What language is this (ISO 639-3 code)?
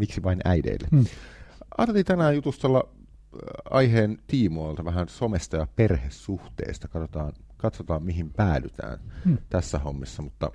fin